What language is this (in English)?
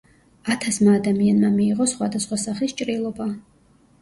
Georgian